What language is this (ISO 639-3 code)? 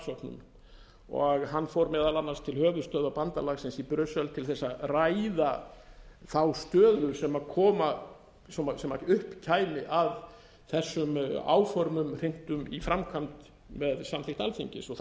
isl